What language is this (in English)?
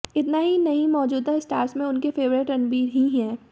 Hindi